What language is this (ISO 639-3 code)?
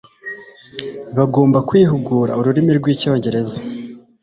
kin